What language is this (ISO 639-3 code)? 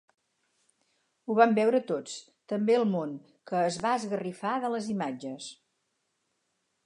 cat